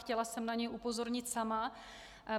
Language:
Czech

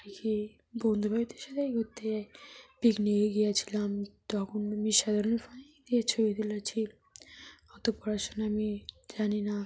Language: Bangla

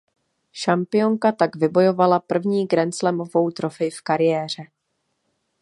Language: Czech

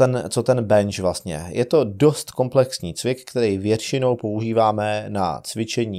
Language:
Czech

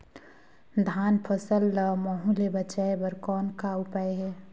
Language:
Chhattisgarhi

